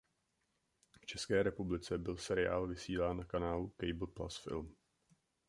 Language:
Czech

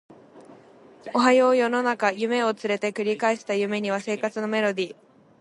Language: Japanese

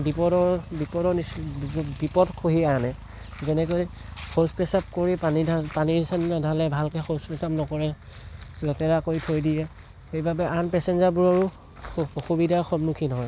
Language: Assamese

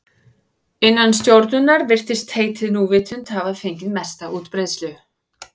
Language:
Icelandic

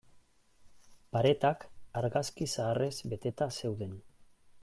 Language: Basque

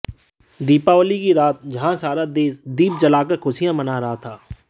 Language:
Hindi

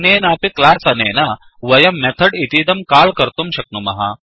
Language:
Sanskrit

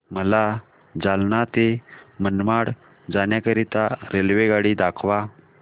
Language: Marathi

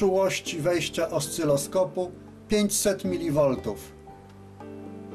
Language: Polish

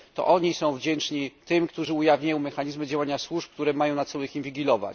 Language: Polish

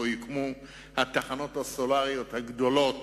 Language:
Hebrew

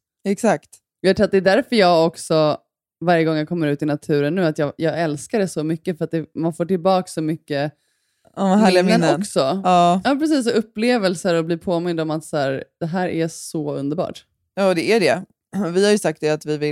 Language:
Swedish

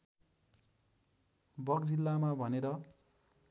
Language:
Nepali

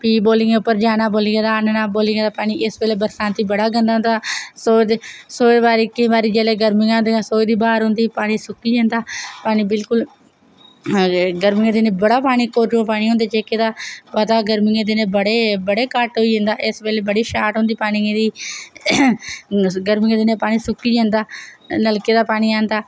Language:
Dogri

